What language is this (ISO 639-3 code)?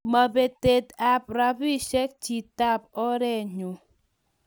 kln